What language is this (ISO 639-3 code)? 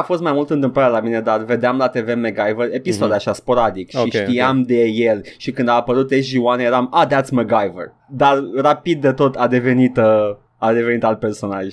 ron